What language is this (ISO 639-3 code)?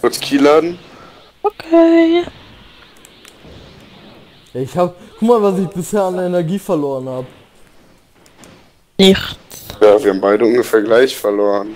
deu